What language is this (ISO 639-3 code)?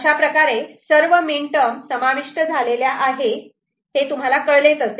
mar